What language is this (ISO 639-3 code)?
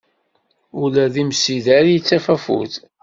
kab